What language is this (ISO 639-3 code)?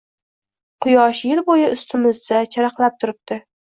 uzb